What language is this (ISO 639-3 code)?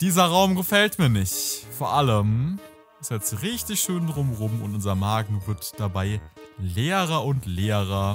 deu